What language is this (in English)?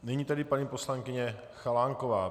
Czech